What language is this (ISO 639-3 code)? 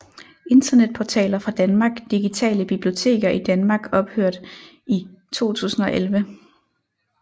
dan